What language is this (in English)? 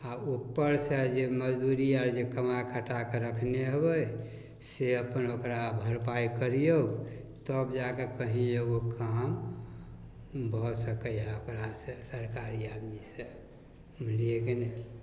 Maithili